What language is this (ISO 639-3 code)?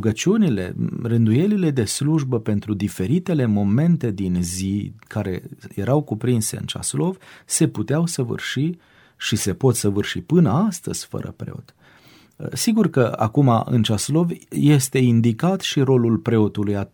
ron